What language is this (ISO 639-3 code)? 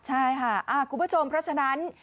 tha